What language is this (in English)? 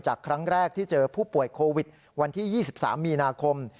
Thai